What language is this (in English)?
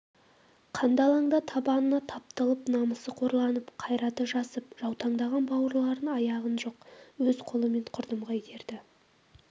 Kazakh